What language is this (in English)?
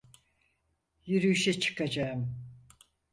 Turkish